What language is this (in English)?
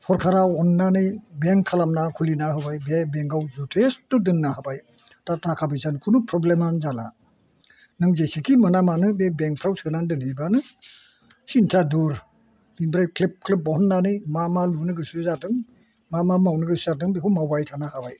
Bodo